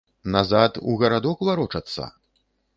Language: Belarusian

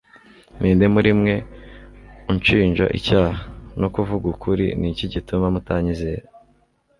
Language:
Kinyarwanda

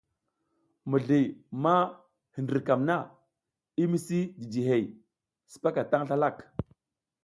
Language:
South Giziga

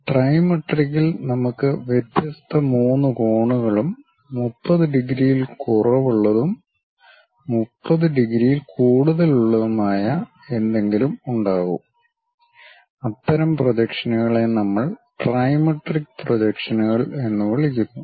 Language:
Malayalam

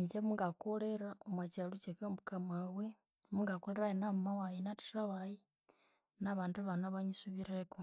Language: Konzo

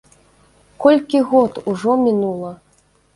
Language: Belarusian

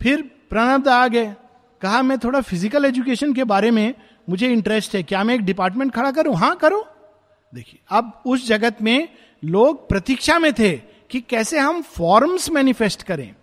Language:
Hindi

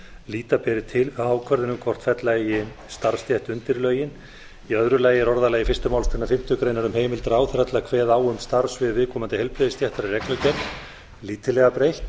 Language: Icelandic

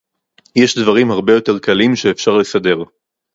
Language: Hebrew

